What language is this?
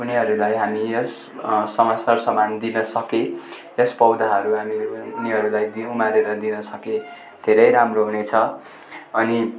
Nepali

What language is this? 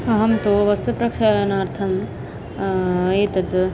Sanskrit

